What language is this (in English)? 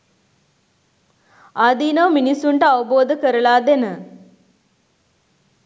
Sinhala